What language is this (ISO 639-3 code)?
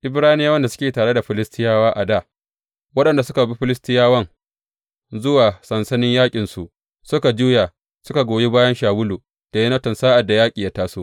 hau